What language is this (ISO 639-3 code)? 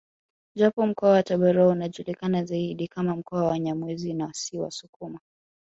swa